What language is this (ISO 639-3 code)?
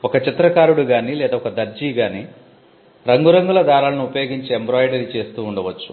tel